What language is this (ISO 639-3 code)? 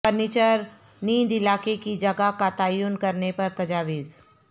urd